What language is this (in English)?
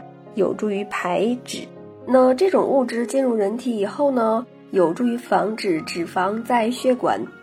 Chinese